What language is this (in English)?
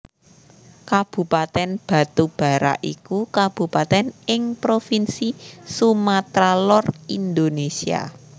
Javanese